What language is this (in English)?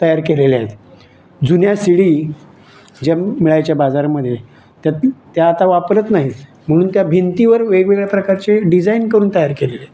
Marathi